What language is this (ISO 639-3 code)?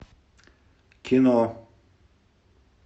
rus